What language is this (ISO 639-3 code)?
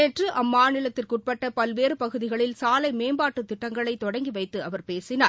tam